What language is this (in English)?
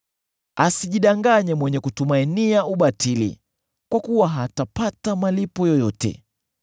Swahili